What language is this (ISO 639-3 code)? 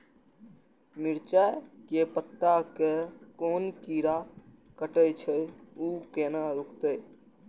mai